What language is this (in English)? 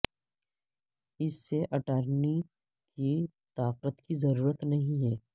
Urdu